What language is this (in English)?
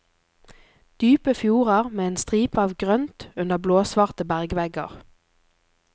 Norwegian